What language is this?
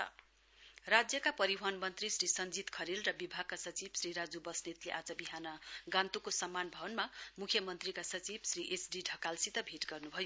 Nepali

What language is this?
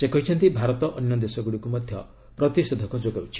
Odia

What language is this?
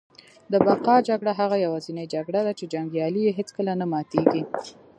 Pashto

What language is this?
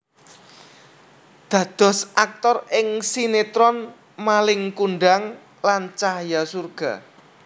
Javanese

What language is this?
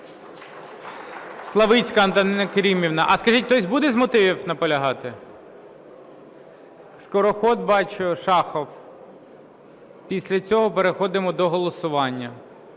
Ukrainian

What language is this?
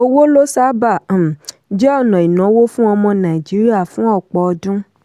Yoruba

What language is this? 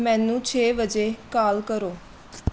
Punjabi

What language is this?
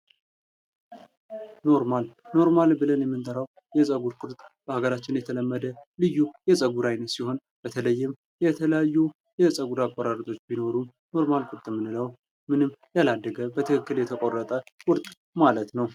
Amharic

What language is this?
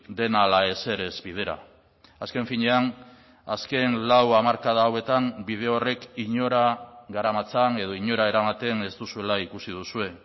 Basque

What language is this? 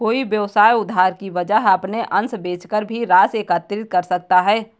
Hindi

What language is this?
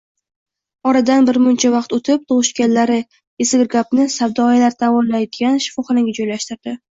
Uzbek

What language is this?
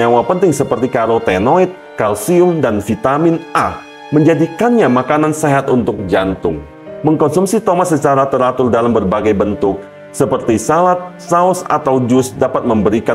Indonesian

